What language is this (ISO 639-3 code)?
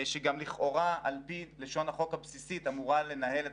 heb